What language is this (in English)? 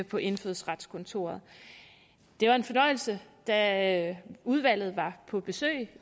Danish